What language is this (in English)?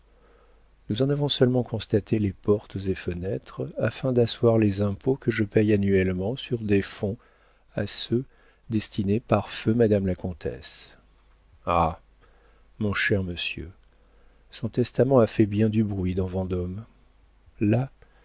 French